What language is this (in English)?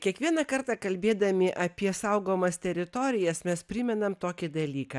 Lithuanian